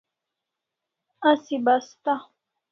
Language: Kalasha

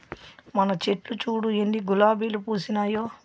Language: Telugu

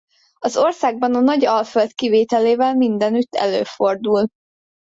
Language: Hungarian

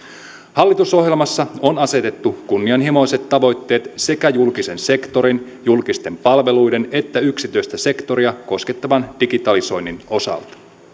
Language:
Finnish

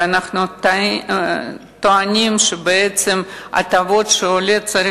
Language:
Hebrew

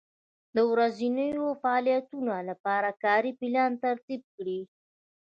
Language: Pashto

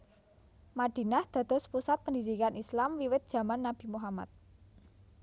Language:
Javanese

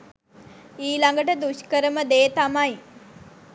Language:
Sinhala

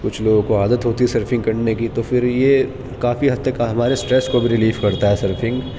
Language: Urdu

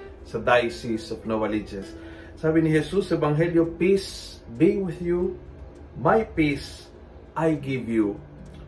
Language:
Filipino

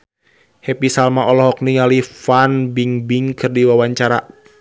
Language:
Sundanese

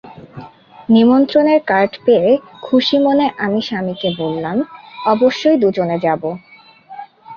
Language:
Bangla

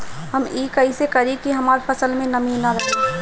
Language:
Bhojpuri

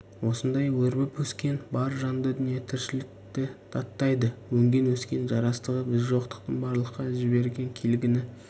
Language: Kazakh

